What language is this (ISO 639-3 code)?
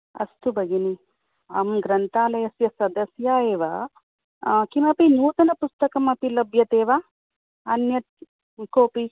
san